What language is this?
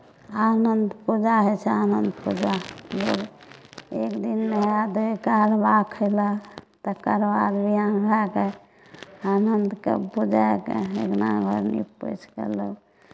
Maithili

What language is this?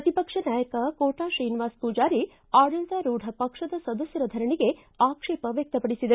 Kannada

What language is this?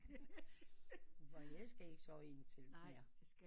Danish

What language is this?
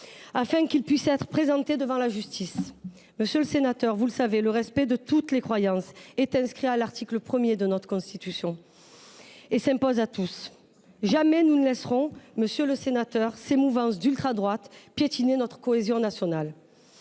French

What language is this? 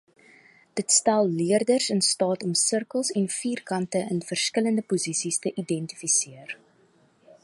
Afrikaans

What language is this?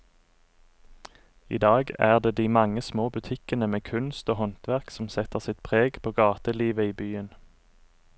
Norwegian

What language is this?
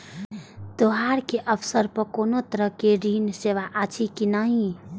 Maithili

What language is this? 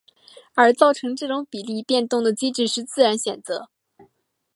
Chinese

